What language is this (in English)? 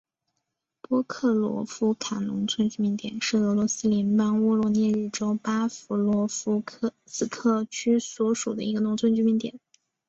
Chinese